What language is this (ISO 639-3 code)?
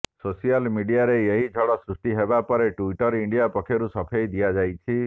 ori